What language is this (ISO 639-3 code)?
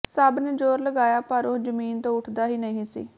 pan